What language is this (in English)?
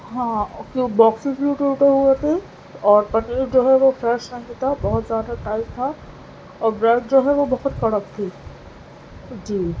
Urdu